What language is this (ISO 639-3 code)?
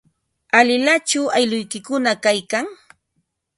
qva